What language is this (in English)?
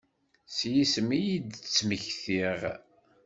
Kabyle